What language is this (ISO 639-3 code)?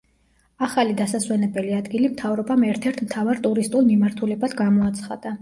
kat